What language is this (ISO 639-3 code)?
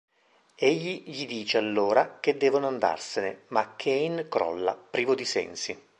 ita